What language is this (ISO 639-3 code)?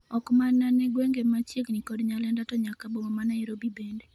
luo